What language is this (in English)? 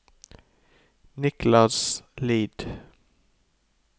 Norwegian